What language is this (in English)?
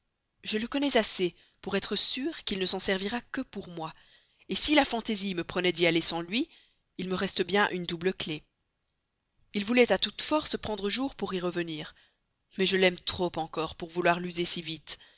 French